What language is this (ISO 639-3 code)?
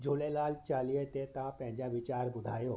snd